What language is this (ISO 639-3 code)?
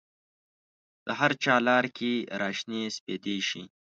pus